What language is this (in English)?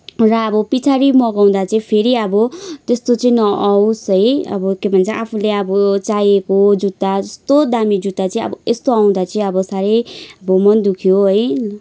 Nepali